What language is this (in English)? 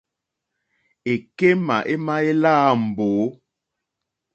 Mokpwe